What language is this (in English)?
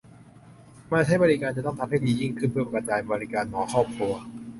Thai